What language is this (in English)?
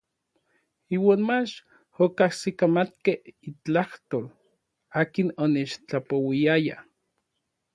Orizaba Nahuatl